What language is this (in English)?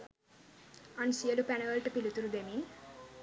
Sinhala